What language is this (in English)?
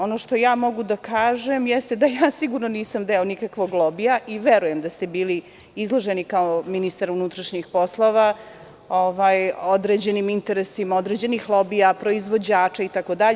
Serbian